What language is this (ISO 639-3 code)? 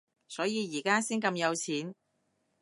yue